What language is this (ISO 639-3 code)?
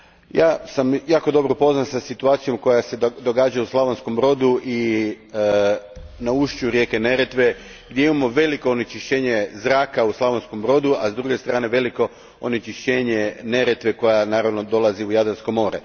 hrv